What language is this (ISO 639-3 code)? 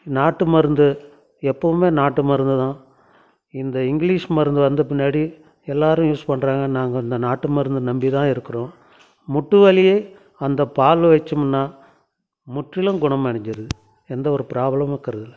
tam